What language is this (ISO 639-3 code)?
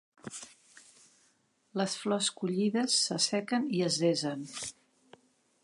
cat